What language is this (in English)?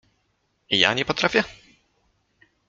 Polish